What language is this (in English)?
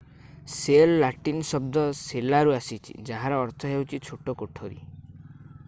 Odia